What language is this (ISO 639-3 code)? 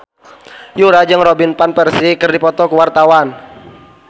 sun